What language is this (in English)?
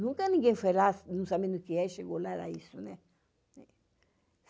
Portuguese